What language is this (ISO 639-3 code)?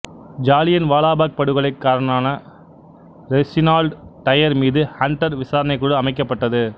tam